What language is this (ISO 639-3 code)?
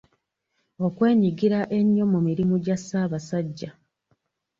lug